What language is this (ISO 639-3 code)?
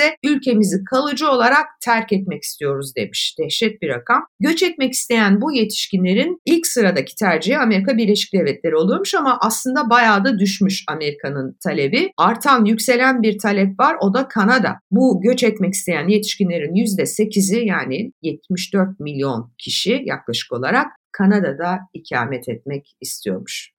tur